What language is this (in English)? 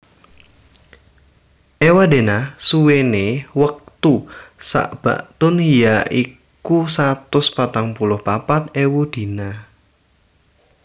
Javanese